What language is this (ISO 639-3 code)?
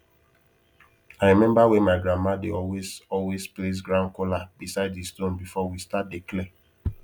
pcm